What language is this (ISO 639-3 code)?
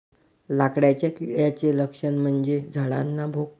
mar